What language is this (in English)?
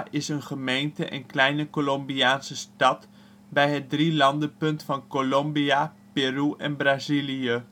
Dutch